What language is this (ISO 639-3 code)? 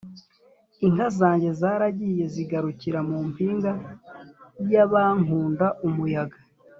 kin